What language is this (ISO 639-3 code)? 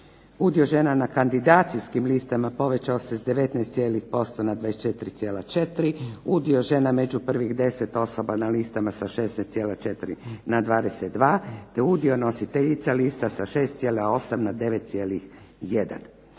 hrv